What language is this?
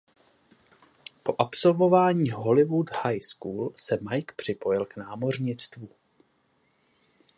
Czech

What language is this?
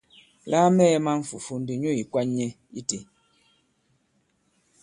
Bankon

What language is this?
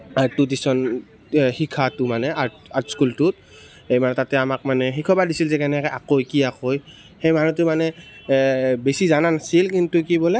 Assamese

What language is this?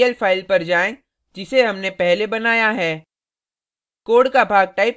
Hindi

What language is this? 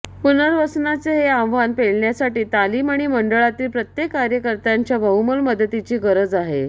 Marathi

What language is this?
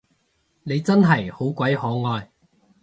Cantonese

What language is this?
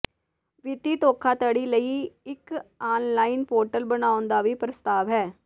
Punjabi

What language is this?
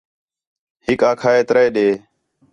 Khetrani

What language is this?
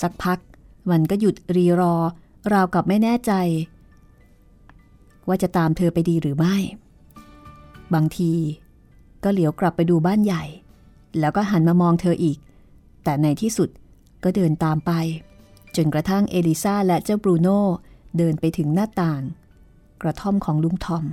Thai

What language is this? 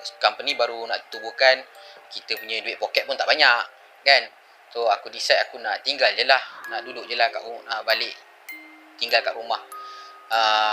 Malay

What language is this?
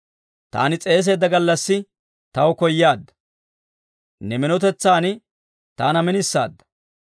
Dawro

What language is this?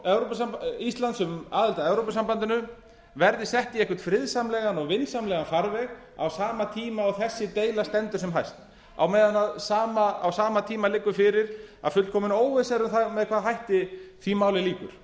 Icelandic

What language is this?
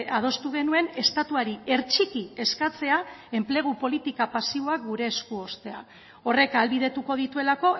Basque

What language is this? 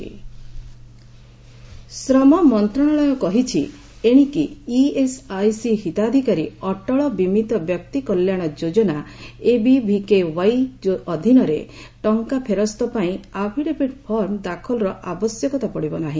Odia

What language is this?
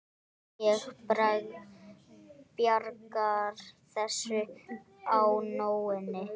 Icelandic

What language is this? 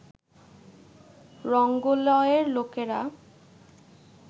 Bangla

